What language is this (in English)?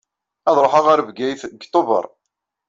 Kabyle